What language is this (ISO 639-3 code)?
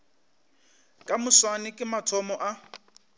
nso